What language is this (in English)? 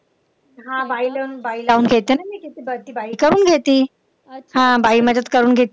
Marathi